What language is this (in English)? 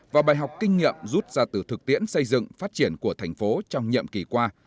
Vietnamese